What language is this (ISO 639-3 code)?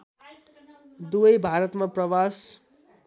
nep